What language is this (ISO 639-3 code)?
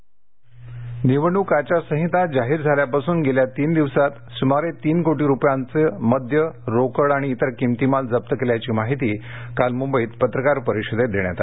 mar